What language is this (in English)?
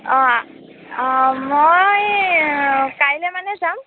Assamese